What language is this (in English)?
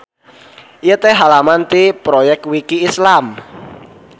Sundanese